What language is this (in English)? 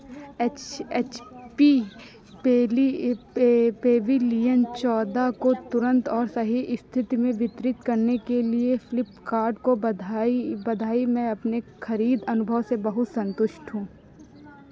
Hindi